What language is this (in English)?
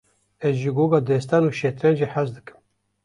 Kurdish